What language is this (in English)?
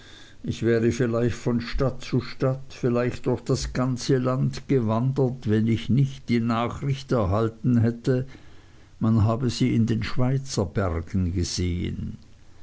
German